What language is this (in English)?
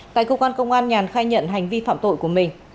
Vietnamese